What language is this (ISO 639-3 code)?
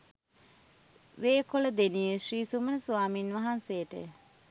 sin